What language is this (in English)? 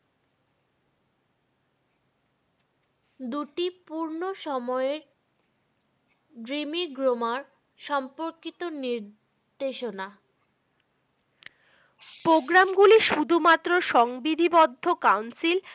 Bangla